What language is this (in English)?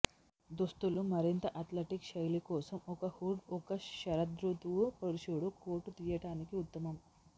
Telugu